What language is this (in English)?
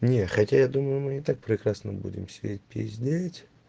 Russian